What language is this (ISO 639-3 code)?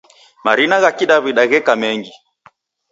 dav